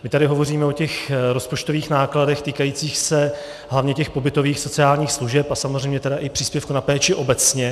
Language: Czech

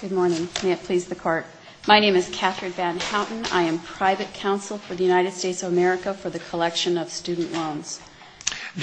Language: English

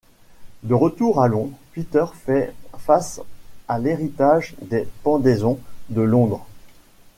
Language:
French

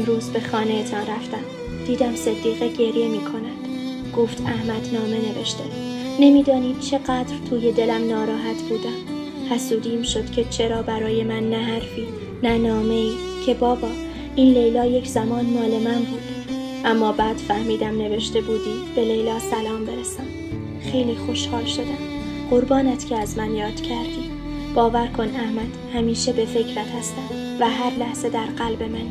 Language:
Persian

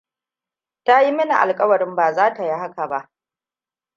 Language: Hausa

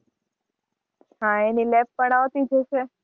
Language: Gujarati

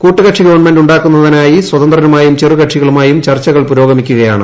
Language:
Malayalam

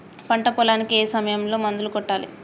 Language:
Telugu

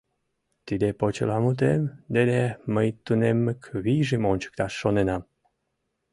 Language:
Mari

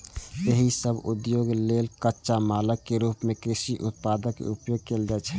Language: Maithili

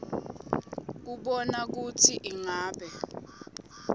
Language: Swati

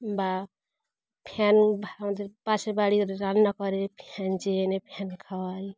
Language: Bangla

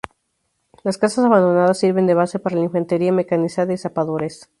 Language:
Spanish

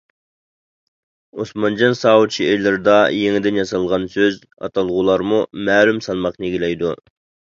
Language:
Uyghur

